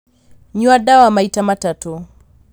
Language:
Kikuyu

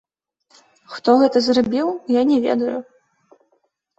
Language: Belarusian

